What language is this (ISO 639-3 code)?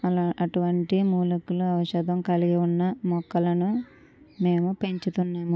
tel